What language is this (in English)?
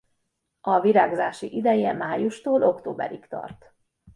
Hungarian